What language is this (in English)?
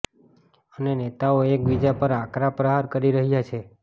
Gujarati